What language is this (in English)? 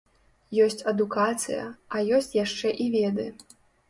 Belarusian